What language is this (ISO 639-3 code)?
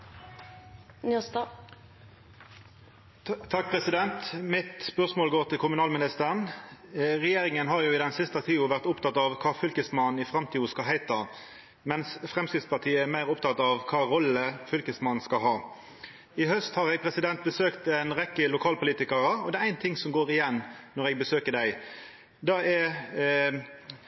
nno